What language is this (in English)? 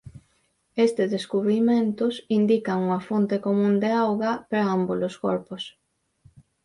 Galician